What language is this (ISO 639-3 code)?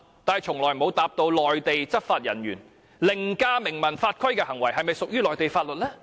yue